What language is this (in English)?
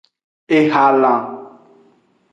Aja (Benin)